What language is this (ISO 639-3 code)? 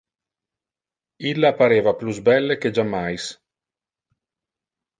ina